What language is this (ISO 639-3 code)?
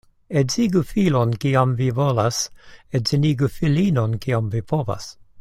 epo